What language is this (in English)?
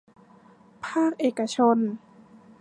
Thai